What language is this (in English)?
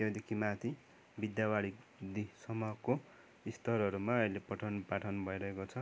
Nepali